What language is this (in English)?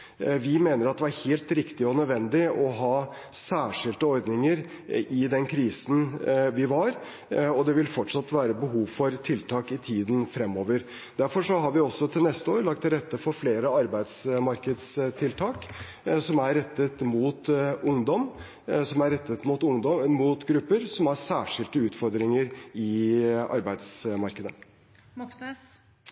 Norwegian Bokmål